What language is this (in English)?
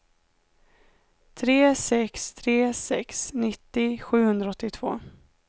Swedish